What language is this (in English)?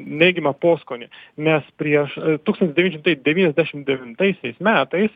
Lithuanian